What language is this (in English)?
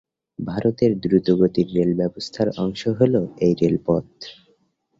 Bangla